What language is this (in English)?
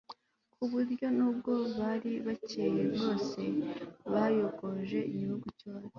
Kinyarwanda